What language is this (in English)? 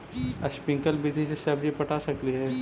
Magahi